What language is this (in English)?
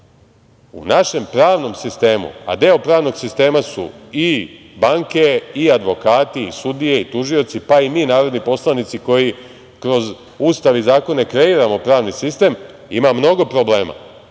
Serbian